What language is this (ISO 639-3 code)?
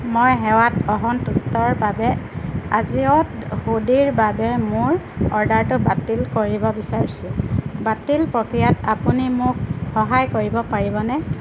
asm